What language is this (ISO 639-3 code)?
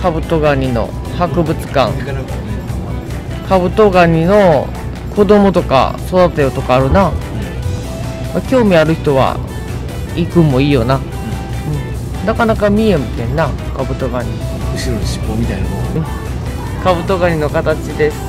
jpn